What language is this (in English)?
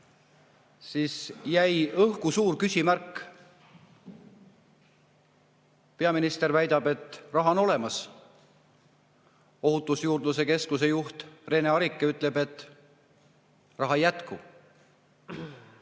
Estonian